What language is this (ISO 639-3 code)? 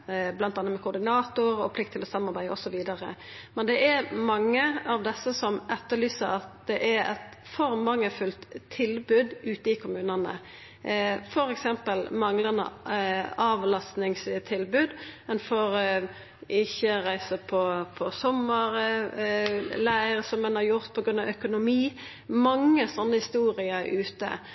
nno